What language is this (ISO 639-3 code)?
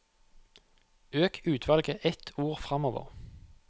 nor